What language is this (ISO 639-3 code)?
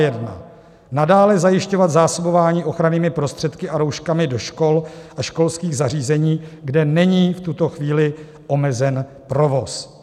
ces